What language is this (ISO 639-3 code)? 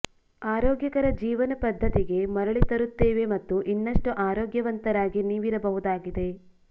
kan